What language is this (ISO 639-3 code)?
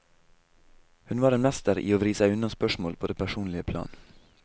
nor